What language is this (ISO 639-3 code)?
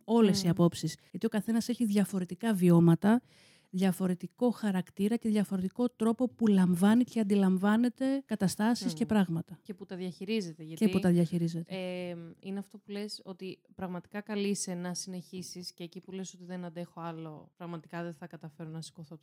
ell